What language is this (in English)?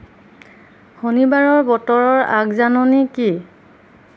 Assamese